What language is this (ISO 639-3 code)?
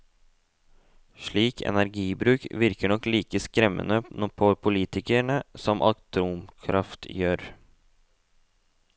nor